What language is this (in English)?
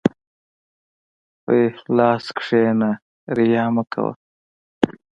Pashto